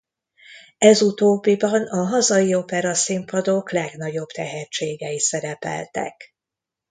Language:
Hungarian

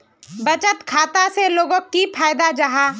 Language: Magahi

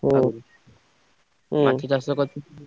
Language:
Odia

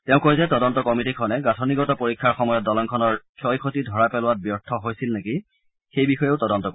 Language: Assamese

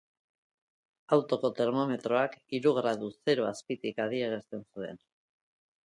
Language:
Basque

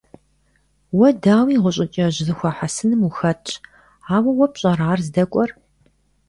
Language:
Kabardian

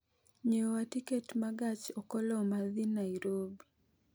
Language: Luo (Kenya and Tanzania)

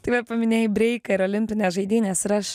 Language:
Lithuanian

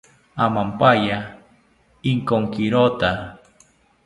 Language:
South Ucayali Ashéninka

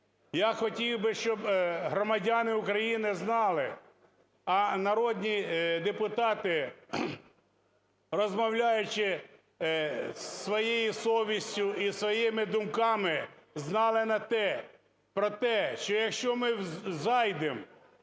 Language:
Ukrainian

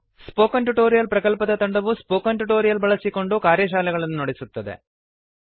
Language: Kannada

